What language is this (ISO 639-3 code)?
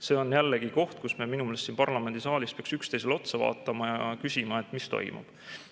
est